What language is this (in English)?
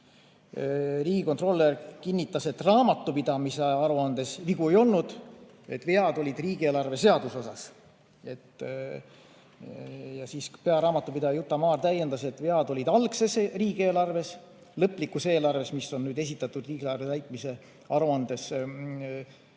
Estonian